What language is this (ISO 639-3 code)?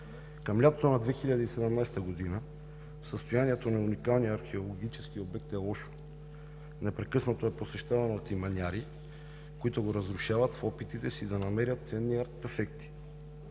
bul